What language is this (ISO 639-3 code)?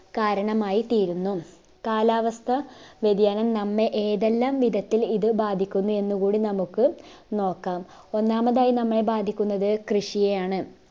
mal